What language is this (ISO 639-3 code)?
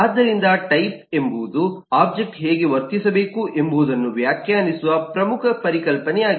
kan